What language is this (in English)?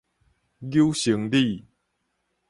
Min Nan Chinese